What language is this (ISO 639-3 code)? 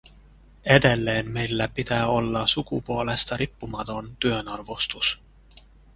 fin